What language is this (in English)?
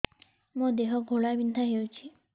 Odia